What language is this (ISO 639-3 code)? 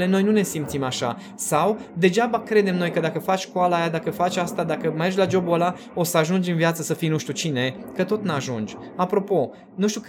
ron